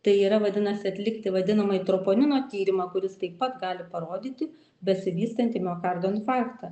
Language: Lithuanian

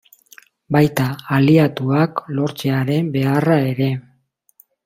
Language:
Basque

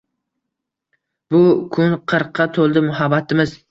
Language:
Uzbek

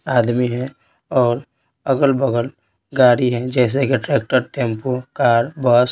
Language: Hindi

